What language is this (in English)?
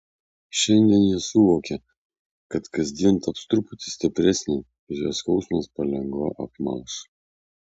Lithuanian